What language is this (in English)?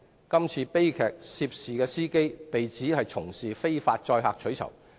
Cantonese